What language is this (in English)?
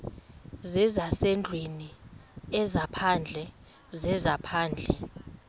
Xhosa